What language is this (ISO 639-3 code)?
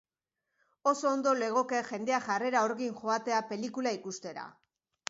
eus